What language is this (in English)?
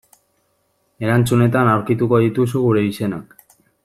Basque